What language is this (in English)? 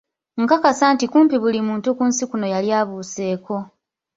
Ganda